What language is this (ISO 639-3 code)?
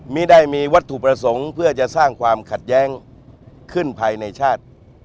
tha